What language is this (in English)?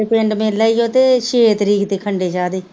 Punjabi